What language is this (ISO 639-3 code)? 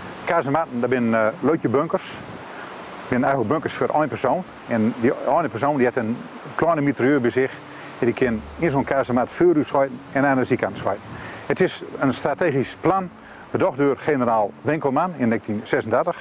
nld